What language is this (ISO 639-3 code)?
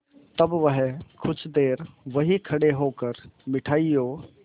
hin